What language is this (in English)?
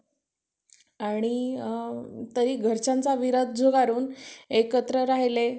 Marathi